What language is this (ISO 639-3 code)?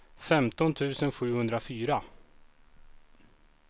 swe